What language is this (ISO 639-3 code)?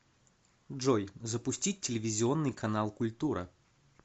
rus